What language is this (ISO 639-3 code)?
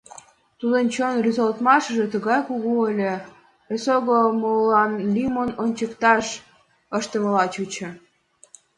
chm